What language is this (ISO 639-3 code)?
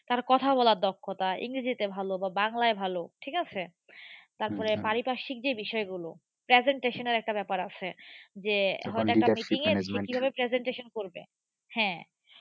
ben